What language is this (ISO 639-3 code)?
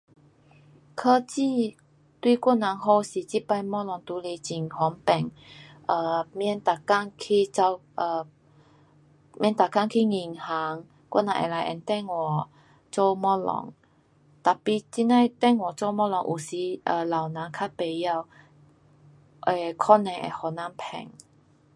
cpx